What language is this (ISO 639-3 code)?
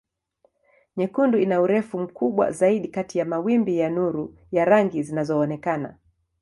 swa